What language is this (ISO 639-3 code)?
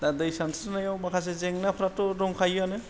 brx